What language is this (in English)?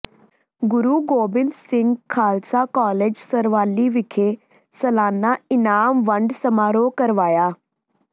Punjabi